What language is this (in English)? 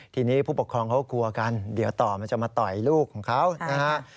Thai